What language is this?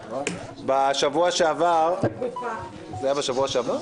Hebrew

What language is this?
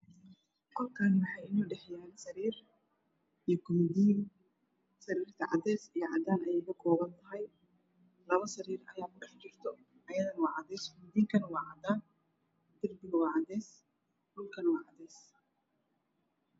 Somali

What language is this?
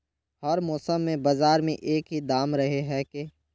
Magahi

